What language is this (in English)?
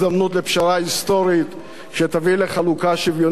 Hebrew